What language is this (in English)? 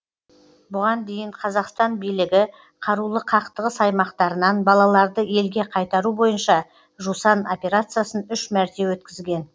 Kazakh